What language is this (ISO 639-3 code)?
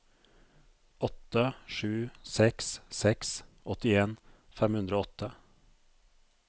nor